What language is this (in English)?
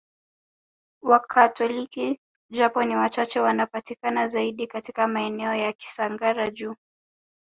Swahili